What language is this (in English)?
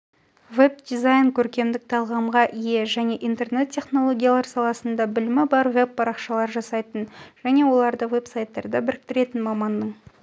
Kazakh